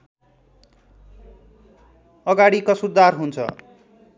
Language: Nepali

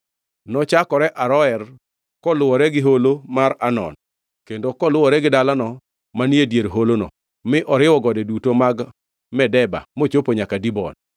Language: Luo (Kenya and Tanzania)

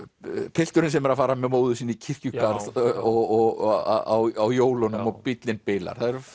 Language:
Icelandic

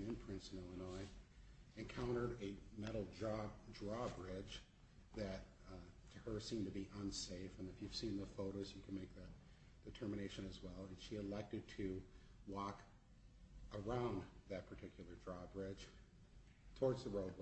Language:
English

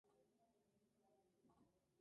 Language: Spanish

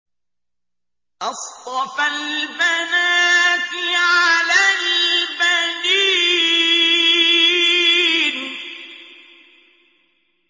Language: Arabic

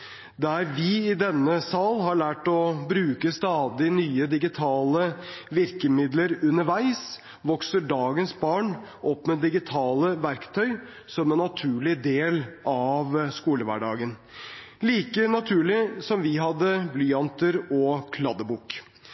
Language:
Norwegian Bokmål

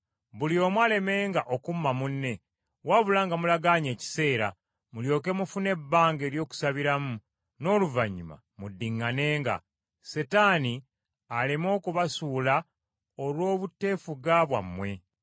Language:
Ganda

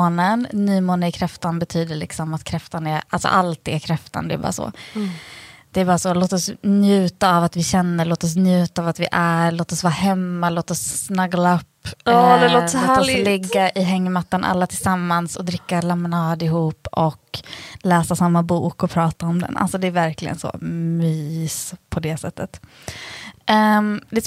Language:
Swedish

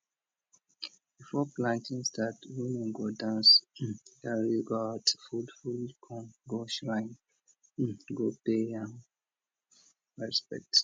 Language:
Nigerian Pidgin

